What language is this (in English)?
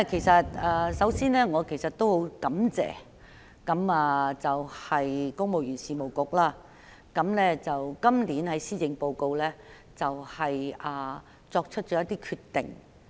Cantonese